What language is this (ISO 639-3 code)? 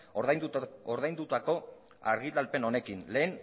eus